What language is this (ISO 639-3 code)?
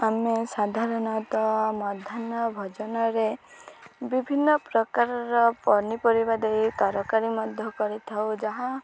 ori